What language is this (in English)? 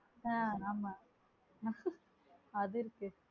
Tamil